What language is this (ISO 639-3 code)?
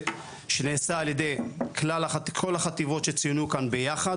heb